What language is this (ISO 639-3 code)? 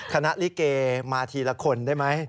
tha